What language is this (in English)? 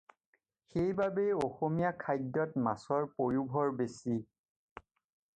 Assamese